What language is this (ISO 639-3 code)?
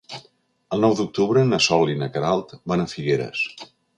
cat